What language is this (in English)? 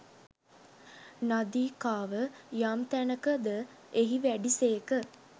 Sinhala